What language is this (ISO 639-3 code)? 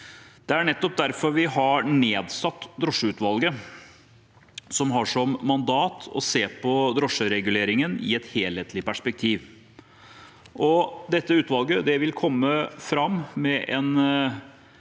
nor